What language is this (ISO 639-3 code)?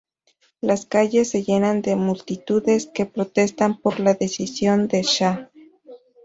spa